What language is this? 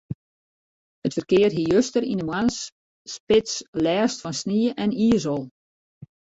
Western Frisian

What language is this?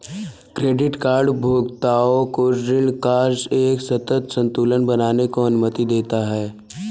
Hindi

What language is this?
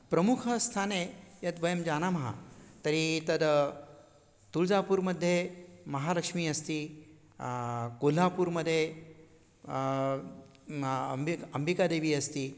Sanskrit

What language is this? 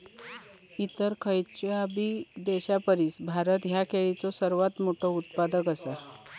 Marathi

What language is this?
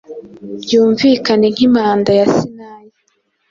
Kinyarwanda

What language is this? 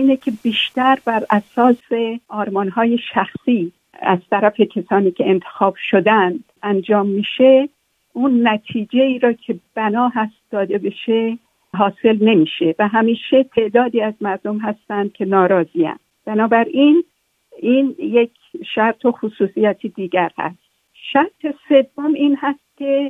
Persian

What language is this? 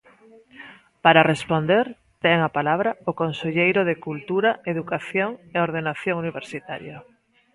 Galician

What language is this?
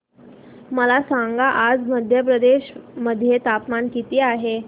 Marathi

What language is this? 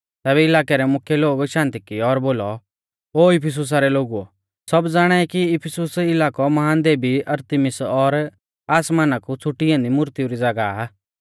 Mahasu Pahari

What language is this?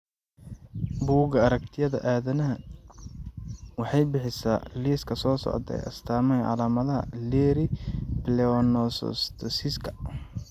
Somali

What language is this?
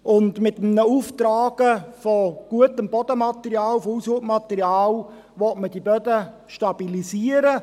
Swiss German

